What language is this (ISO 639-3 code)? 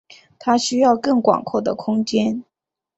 zho